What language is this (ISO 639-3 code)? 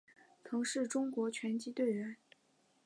zho